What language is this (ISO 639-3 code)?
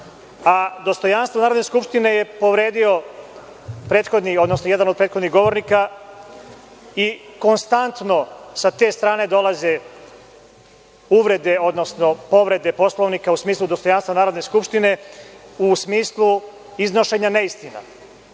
srp